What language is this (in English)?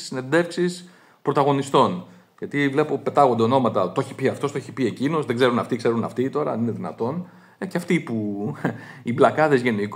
Greek